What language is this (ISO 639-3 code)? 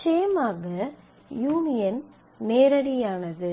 tam